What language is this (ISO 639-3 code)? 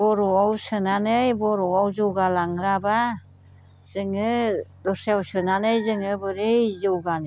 brx